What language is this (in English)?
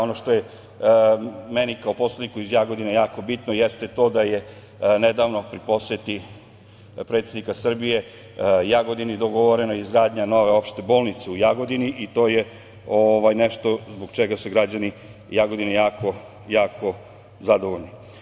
Serbian